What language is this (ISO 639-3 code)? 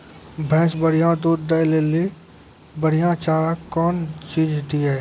mai